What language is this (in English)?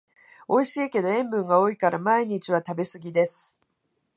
Japanese